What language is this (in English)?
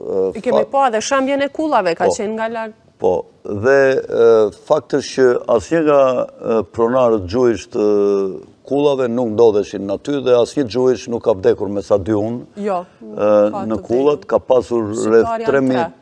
Romanian